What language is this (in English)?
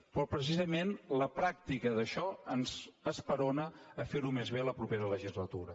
Catalan